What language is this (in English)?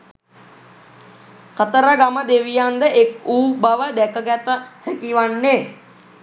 Sinhala